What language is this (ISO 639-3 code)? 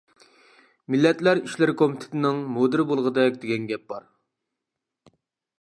uig